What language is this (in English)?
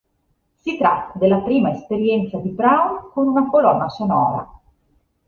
Italian